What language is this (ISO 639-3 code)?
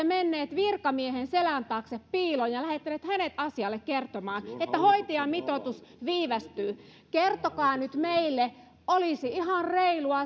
fin